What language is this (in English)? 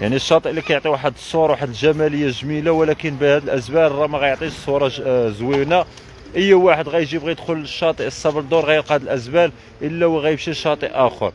Arabic